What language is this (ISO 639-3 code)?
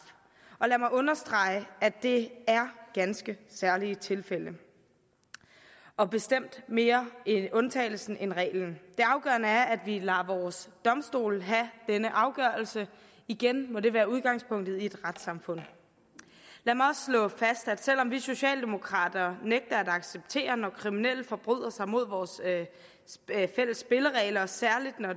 dan